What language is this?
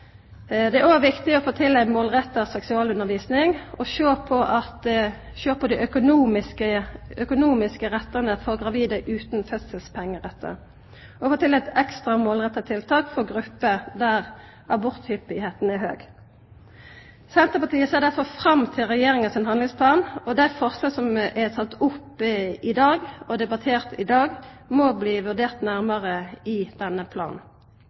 Norwegian Nynorsk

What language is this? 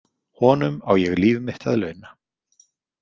Icelandic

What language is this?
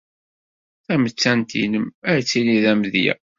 Kabyle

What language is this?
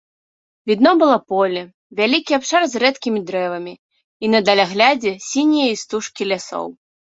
Belarusian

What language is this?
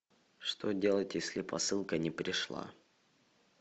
Russian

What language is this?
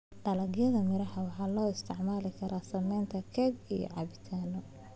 Somali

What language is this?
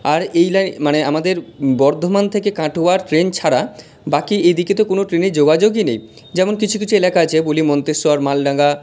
Bangla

